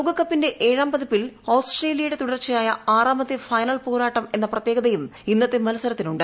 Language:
Malayalam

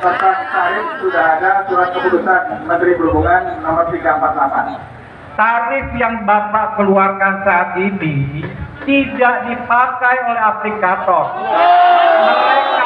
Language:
Indonesian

